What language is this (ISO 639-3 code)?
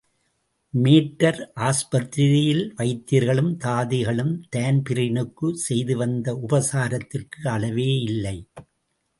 tam